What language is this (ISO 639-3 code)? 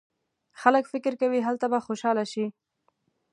pus